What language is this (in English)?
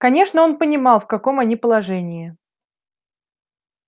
Russian